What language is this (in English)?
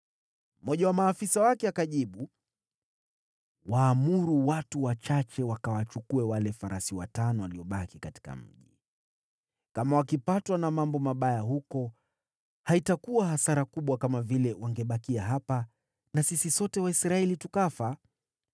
Swahili